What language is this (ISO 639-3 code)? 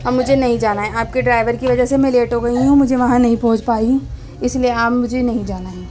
urd